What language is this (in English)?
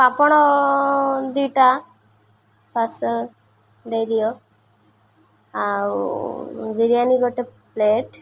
Odia